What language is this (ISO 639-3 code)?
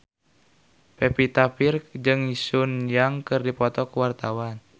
sun